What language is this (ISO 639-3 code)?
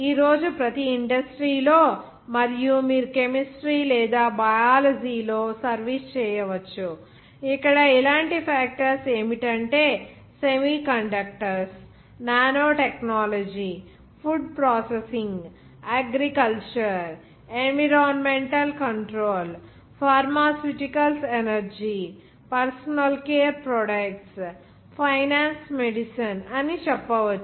tel